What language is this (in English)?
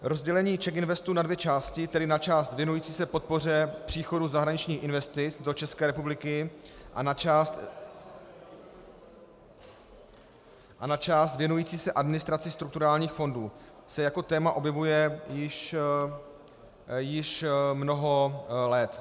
Czech